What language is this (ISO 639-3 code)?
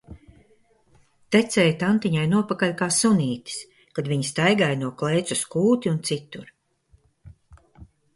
lav